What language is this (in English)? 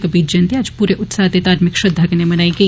Dogri